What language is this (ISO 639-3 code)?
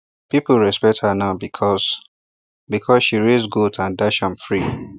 pcm